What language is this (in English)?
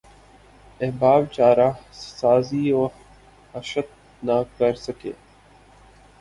Urdu